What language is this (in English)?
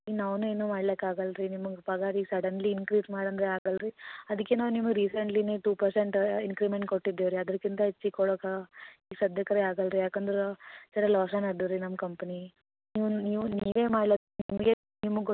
Kannada